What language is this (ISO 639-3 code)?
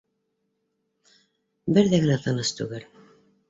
bak